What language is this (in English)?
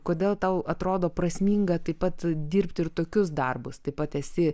Lithuanian